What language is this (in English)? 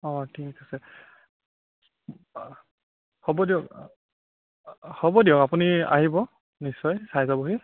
Assamese